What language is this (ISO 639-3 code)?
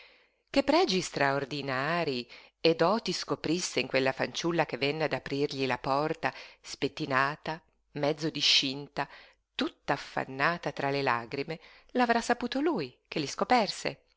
ita